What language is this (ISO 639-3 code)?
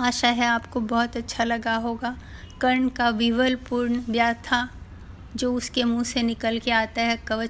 hin